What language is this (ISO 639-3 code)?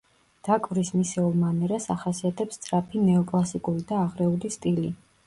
kat